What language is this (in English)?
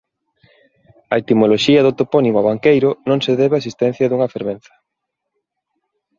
Galician